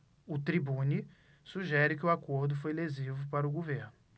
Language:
Portuguese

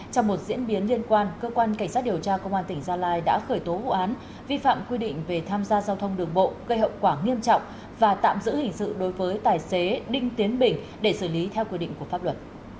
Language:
Vietnamese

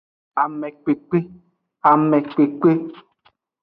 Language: Aja (Benin)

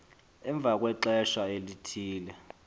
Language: Xhosa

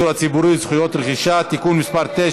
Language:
Hebrew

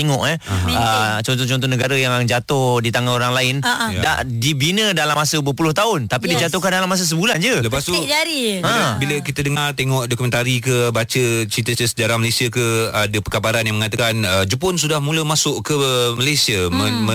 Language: Malay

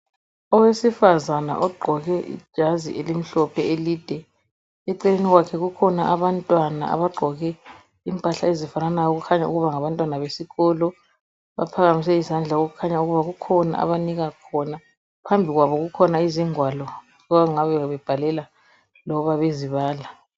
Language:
North Ndebele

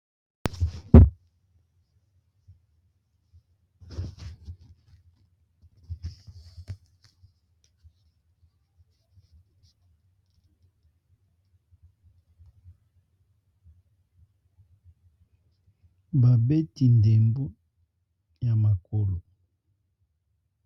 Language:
Lingala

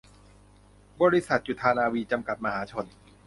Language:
Thai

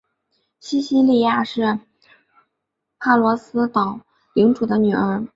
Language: Chinese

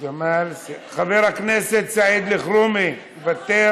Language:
Hebrew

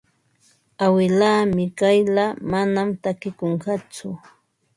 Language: Ambo-Pasco Quechua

